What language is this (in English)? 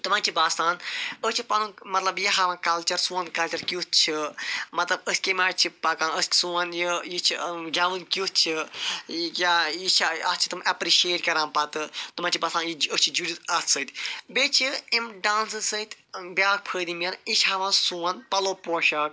Kashmiri